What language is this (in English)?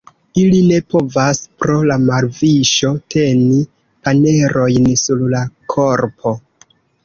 Esperanto